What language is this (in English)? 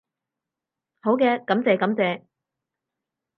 Cantonese